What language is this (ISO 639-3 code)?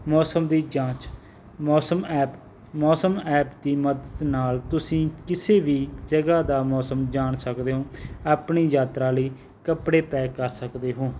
pan